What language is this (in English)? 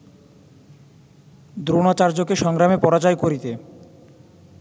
Bangla